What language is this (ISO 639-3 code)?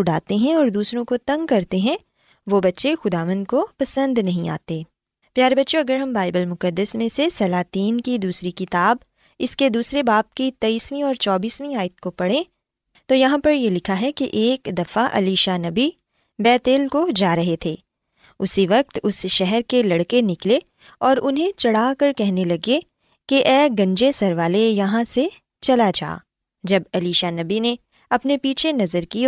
urd